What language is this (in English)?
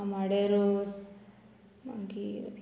Konkani